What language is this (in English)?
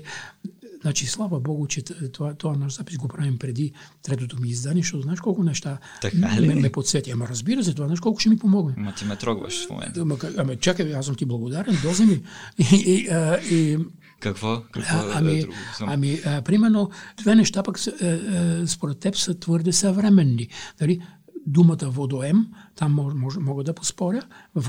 Bulgarian